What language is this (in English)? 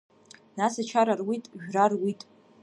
Abkhazian